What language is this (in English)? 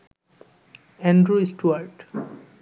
Bangla